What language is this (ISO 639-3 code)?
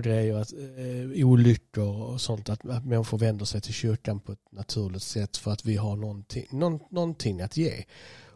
swe